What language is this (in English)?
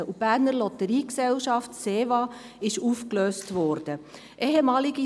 Swiss German